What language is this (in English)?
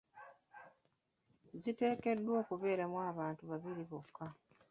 Ganda